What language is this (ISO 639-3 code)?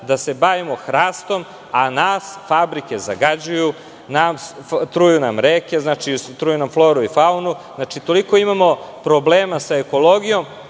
srp